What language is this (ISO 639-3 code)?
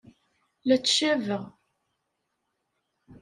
kab